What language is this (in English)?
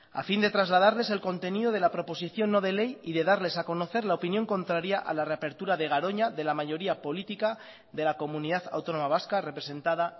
Spanish